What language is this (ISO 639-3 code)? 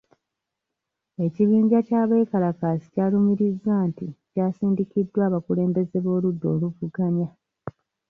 lug